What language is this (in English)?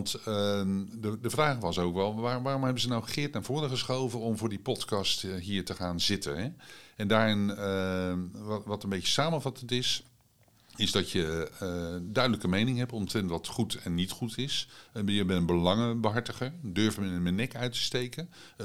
Dutch